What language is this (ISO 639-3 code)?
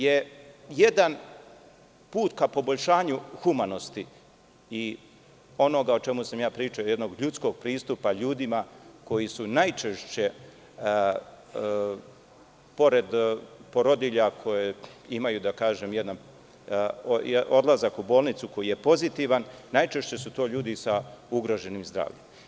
srp